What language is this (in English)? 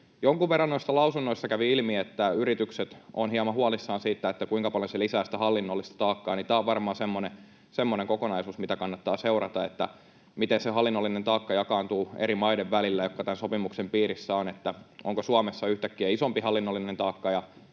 Finnish